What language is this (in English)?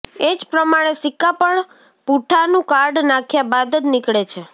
Gujarati